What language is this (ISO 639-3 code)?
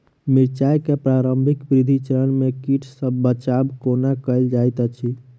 mai